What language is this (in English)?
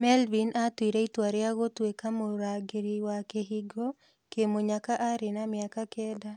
Kikuyu